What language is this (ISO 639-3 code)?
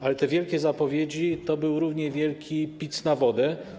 pol